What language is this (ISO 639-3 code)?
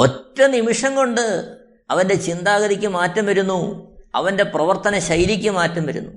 mal